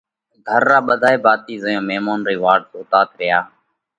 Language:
Parkari Koli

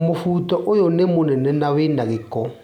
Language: Kikuyu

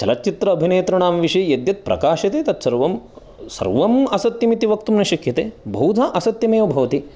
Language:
Sanskrit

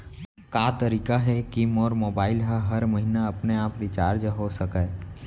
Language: Chhattisgarhi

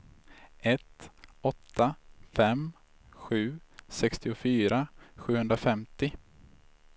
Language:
Swedish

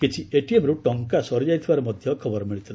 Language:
Odia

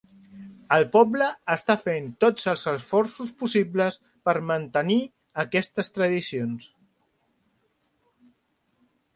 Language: Catalan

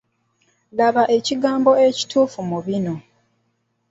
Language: Ganda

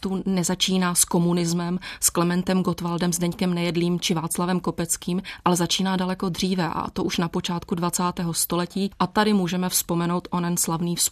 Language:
Czech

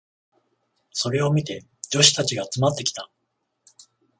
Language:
Japanese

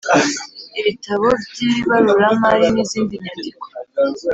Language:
Kinyarwanda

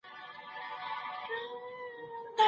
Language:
Pashto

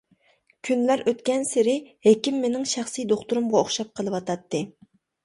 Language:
Uyghur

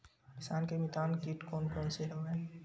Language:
Chhattisgarhi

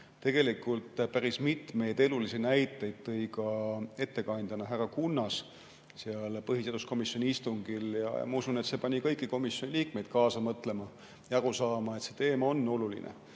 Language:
Estonian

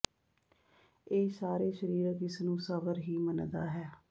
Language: Punjabi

